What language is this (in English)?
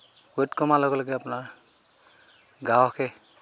Assamese